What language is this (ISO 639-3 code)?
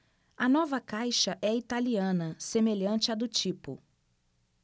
por